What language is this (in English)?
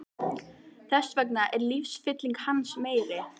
Icelandic